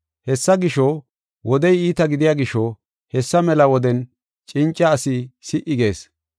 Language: Gofa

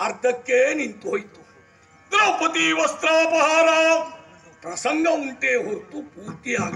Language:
Arabic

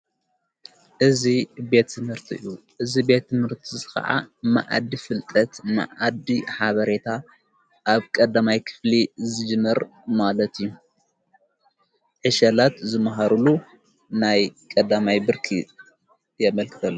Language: Tigrinya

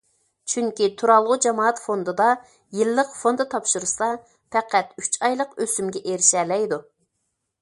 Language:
Uyghur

